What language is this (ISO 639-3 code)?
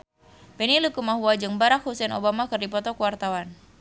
sun